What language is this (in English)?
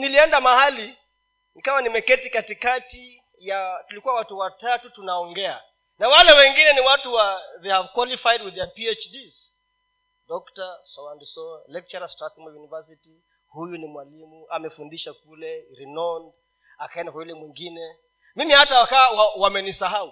Swahili